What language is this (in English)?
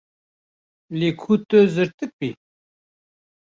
Kurdish